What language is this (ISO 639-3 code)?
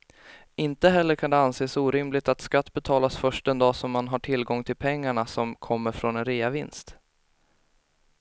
swe